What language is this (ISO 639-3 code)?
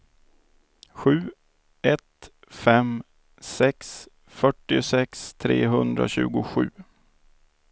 swe